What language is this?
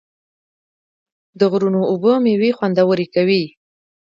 Pashto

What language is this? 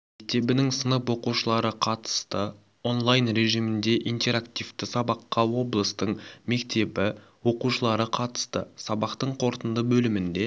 Kazakh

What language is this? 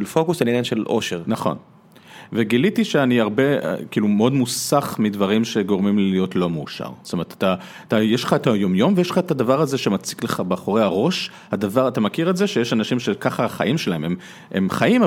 Hebrew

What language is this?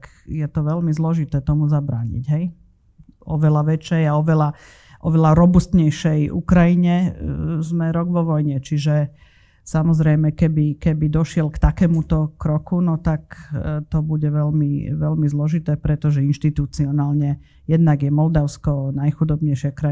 Slovak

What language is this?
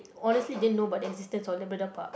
English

